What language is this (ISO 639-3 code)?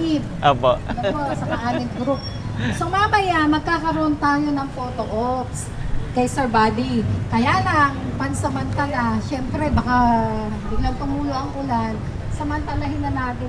fil